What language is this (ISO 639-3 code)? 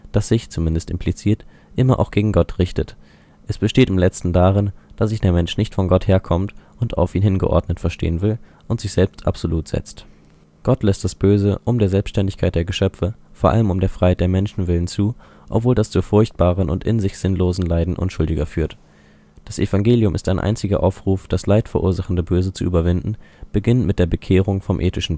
deu